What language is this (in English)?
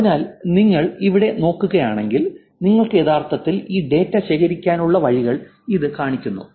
Malayalam